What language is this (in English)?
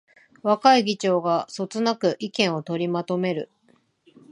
Japanese